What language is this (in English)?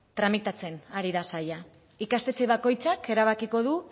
Basque